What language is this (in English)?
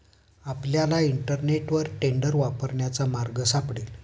Marathi